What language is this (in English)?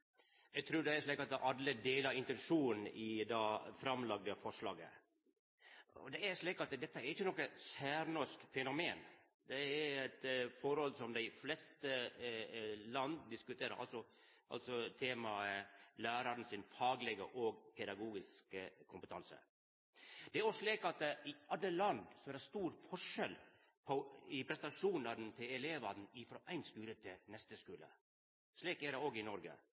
Norwegian Nynorsk